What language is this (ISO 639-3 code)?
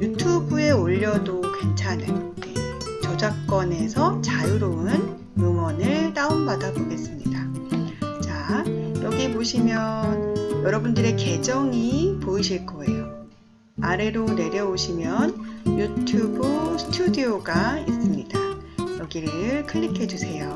kor